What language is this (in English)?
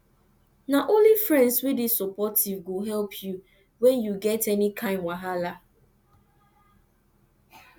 Nigerian Pidgin